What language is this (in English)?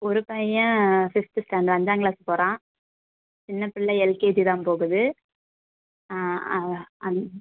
Tamil